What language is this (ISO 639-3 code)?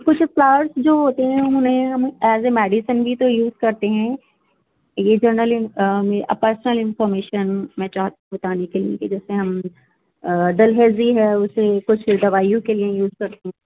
urd